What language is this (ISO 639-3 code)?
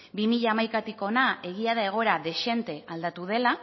eus